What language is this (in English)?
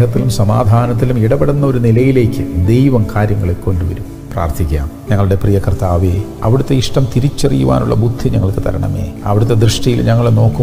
Hindi